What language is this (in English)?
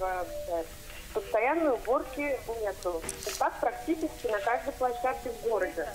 Russian